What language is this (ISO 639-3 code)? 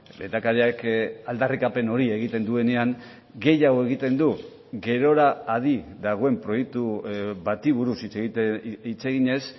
eus